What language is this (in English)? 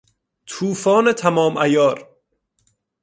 Persian